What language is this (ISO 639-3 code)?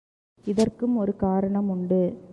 tam